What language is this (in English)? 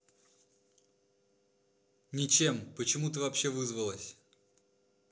Russian